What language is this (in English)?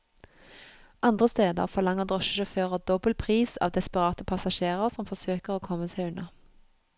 Norwegian